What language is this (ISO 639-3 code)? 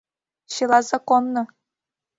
chm